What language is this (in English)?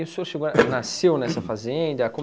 Portuguese